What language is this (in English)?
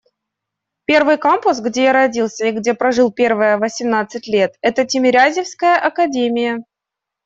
Russian